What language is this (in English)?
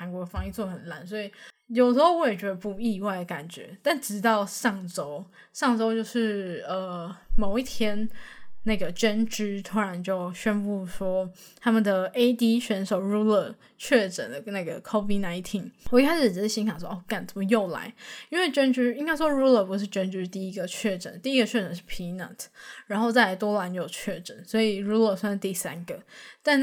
Chinese